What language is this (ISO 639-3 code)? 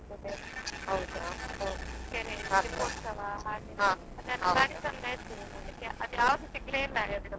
kan